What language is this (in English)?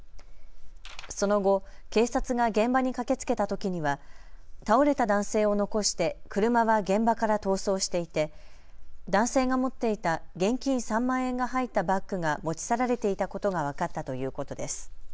Japanese